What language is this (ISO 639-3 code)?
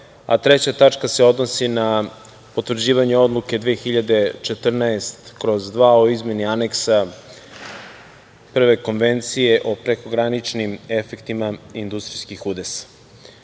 srp